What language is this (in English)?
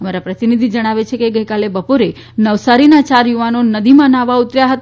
Gujarati